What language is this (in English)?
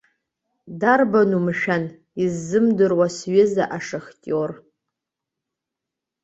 Abkhazian